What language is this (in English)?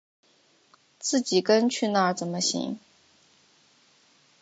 Chinese